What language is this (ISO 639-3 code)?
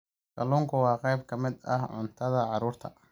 som